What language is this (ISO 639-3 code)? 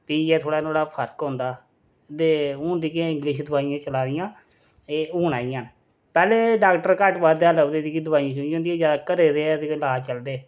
doi